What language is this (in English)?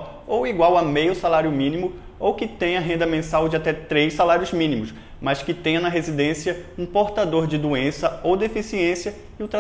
Portuguese